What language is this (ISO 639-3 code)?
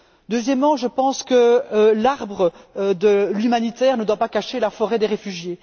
fra